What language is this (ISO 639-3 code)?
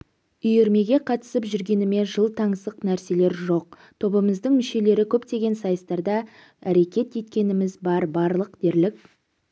kaz